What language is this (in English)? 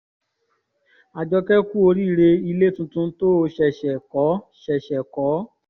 Yoruba